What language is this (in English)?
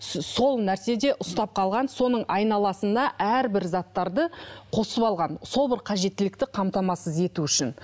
Kazakh